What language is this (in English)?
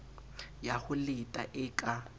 Southern Sotho